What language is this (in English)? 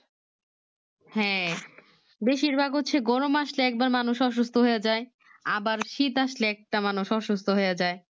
Bangla